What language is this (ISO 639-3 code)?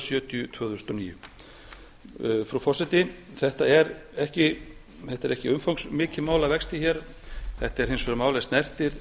isl